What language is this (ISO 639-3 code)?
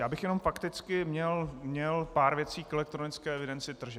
ces